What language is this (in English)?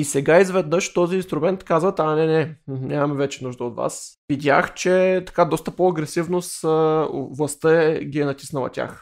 Bulgarian